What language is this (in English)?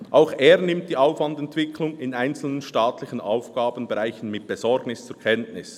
Swiss German